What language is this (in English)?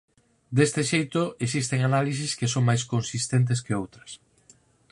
Galician